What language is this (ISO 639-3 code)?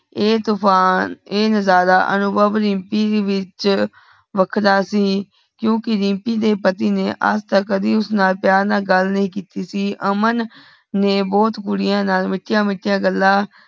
pan